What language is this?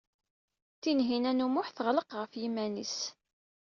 Kabyle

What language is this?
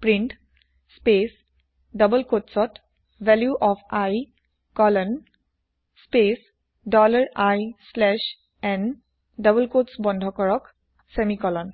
Assamese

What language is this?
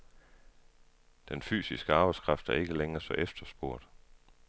Danish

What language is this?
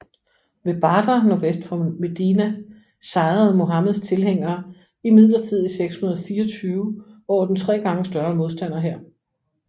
Danish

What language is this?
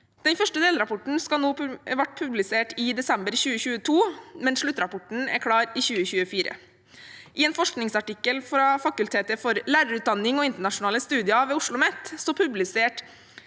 Norwegian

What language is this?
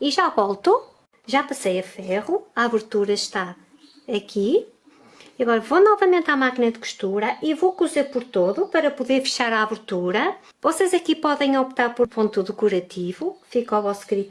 Portuguese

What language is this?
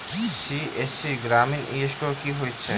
Maithili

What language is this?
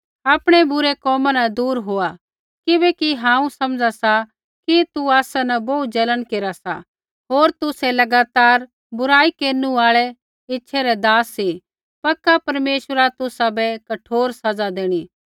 Kullu Pahari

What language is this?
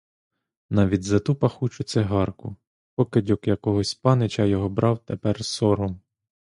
Ukrainian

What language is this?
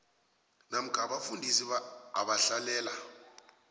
South Ndebele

